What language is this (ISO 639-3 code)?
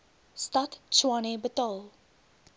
afr